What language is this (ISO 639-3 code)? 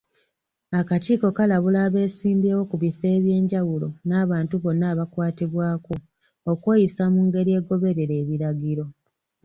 lug